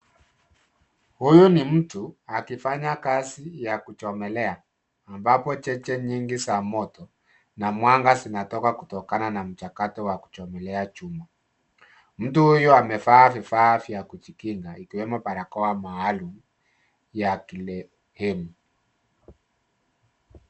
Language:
Swahili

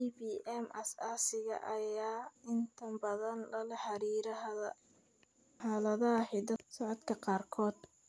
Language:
Somali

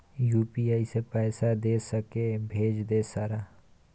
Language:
Maithili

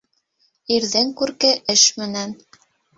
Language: Bashkir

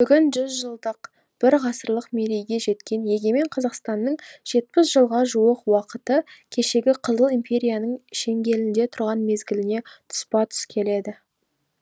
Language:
Kazakh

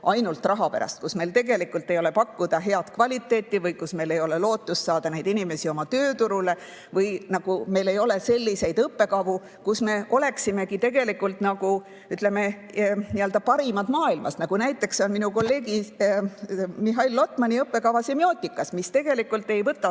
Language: Estonian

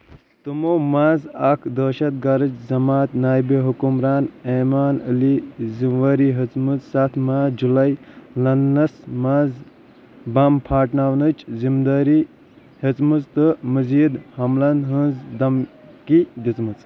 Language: Kashmiri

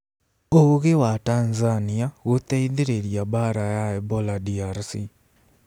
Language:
Kikuyu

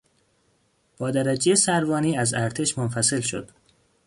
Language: Persian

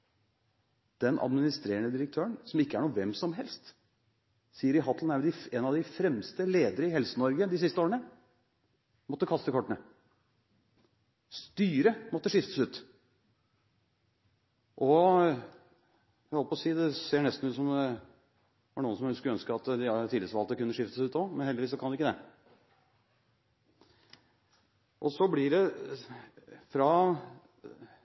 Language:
Norwegian Bokmål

